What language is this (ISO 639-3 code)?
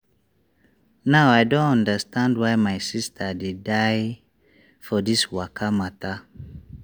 pcm